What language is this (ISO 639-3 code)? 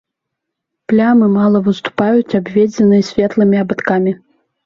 bel